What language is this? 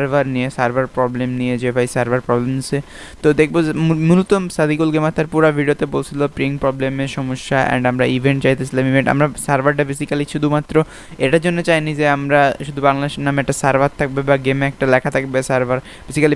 Bangla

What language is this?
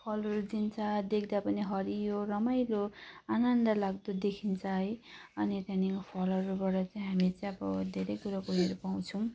Nepali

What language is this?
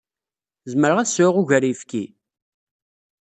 Kabyle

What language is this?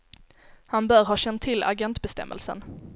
Swedish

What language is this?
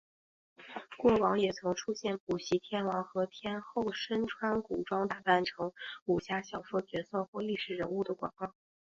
Chinese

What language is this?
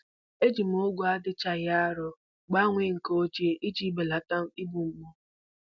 Igbo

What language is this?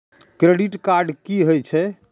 Maithili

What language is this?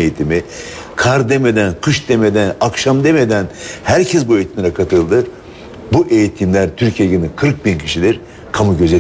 Turkish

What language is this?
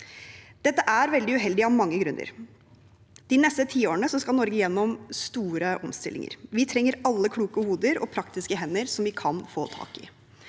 Norwegian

